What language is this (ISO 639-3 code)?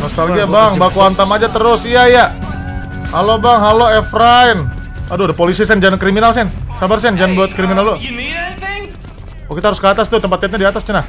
ind